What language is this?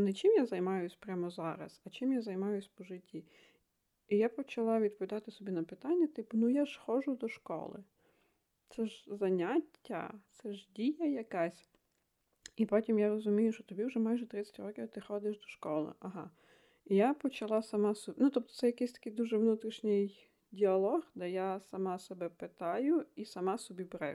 Ukrainian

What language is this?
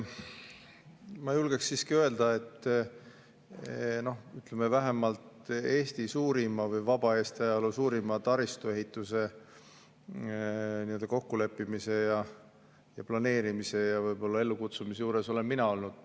Estonian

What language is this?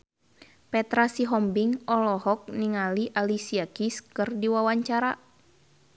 Sundanese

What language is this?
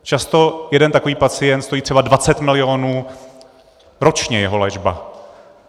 Czech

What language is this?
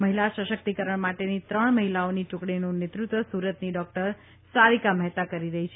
Gujarati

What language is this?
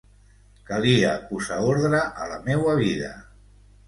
Catalan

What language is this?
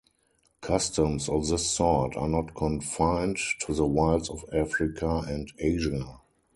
English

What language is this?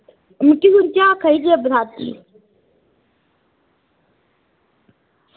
Dogri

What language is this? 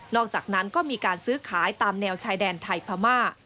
Thai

